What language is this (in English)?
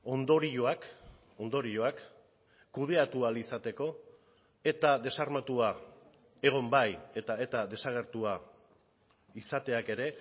Basque